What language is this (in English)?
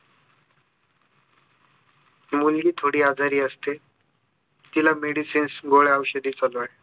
Marathi